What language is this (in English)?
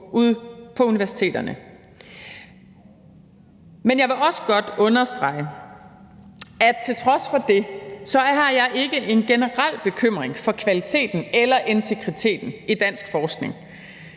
Danish